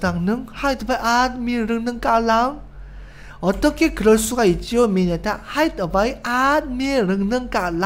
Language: Korean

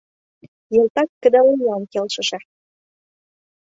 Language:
Mari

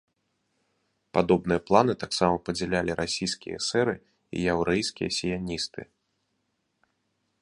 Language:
Belarusian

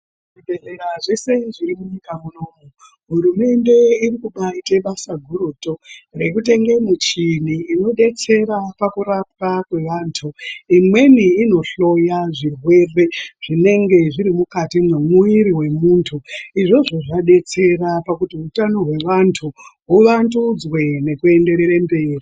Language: Ndau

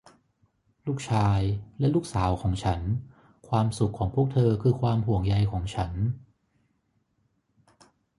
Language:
Thai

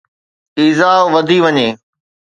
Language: Sindhi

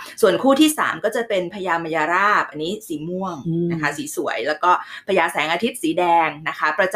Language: Thai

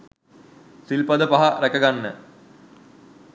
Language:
Sinhala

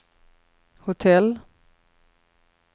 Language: Swedish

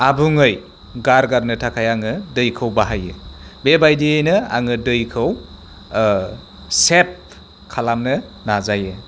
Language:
Bodo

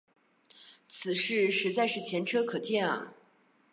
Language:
Chinese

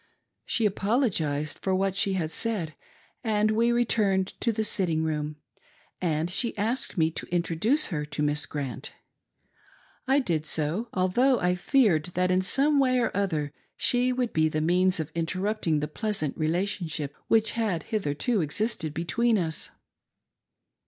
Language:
English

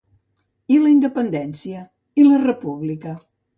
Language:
Catalan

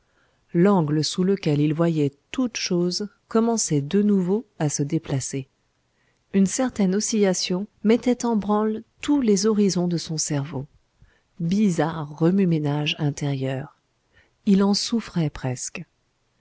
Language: French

